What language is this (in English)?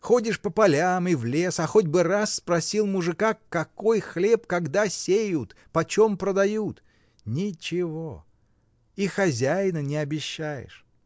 Russian